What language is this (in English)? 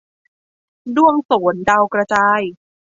Thai